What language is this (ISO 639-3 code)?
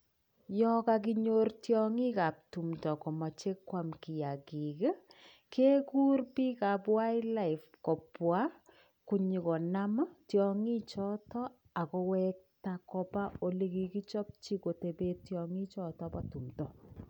kln